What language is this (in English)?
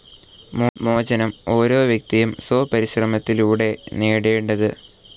Malayalam